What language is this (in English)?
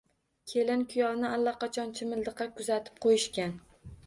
Uzbek